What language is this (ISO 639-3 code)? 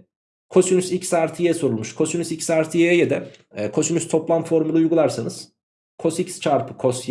tur